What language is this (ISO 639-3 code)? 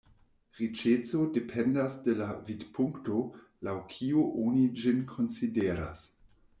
epo